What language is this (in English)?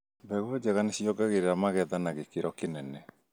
Kikuyu